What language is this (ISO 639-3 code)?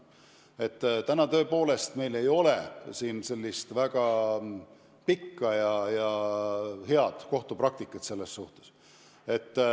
est